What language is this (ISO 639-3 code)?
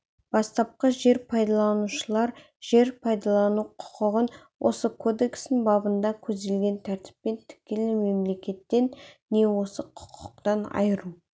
kaz